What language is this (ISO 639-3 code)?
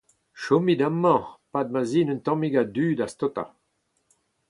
bre